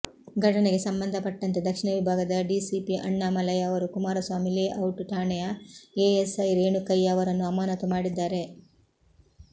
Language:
Kannada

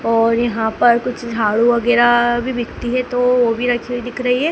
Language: Hindi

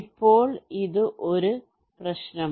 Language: Malayalam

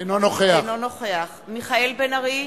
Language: Hebrew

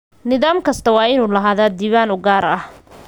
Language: Somali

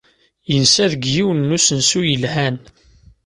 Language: Kabyle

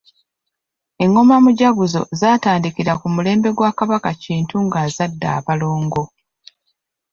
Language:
Ganda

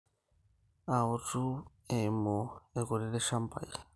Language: Masai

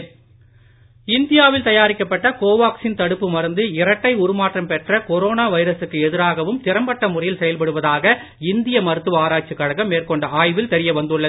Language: Tamil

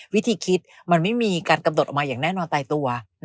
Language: Thai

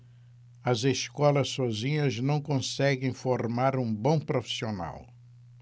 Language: Portuguese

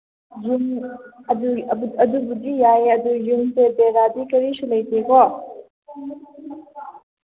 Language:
Manipuri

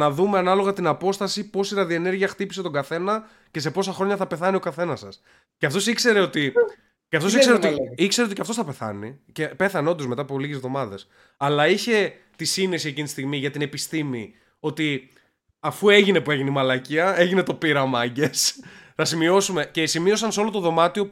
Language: Greek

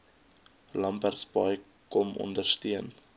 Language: Afrikaans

